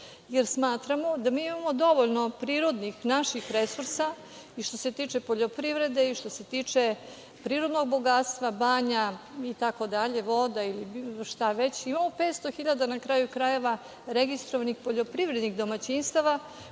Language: Serbian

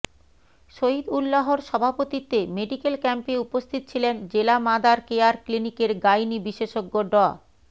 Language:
Bangla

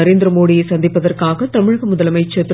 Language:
Tamil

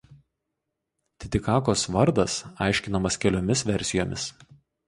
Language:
Lithuanian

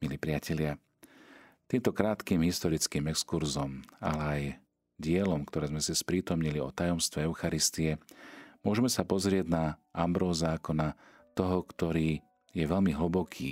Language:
Slovak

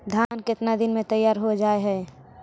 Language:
Magahi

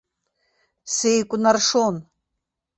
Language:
Abkhazian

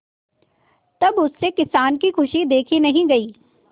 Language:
Hindi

